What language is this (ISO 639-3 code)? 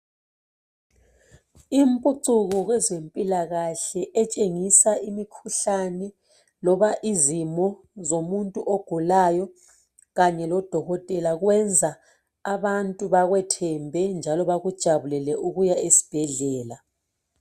nde